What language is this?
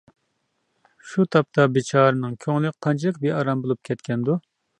Uyghur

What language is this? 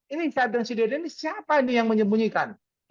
Indonesian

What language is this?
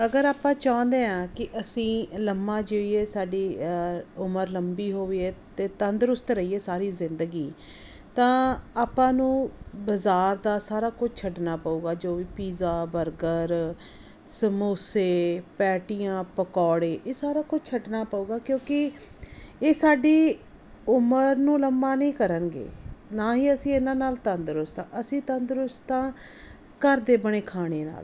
Punjabi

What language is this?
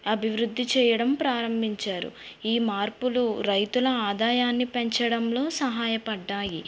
Telugu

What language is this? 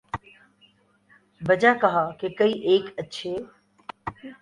Urdu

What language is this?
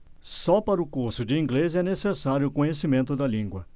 Portuguese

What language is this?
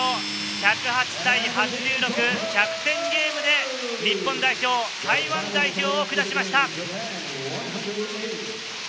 Japanese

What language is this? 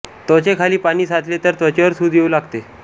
Marathi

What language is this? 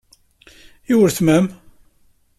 Kabyle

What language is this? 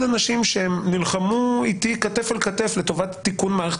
Hebrew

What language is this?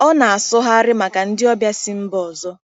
Igbo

